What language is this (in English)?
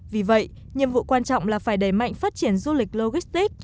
Vietnamese